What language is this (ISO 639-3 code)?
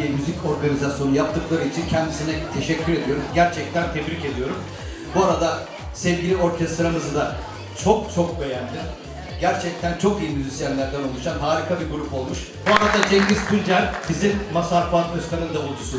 tur